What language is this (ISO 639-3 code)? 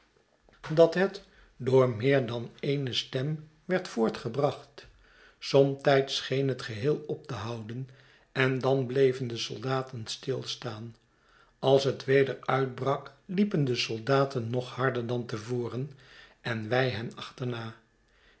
nld